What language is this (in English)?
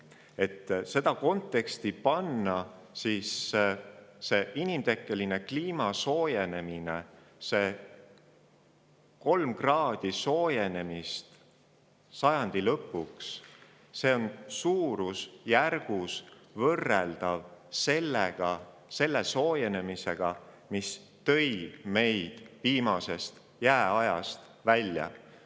Estonian